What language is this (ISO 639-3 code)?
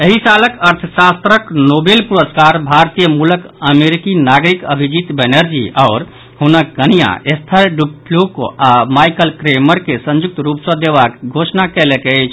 mai